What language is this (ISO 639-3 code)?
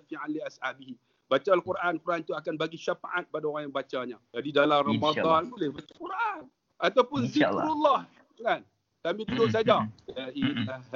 msa